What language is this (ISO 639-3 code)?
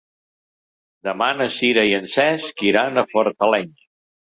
cat